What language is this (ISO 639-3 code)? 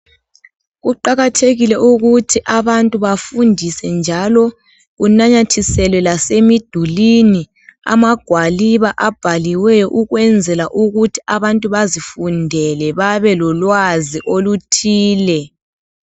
nde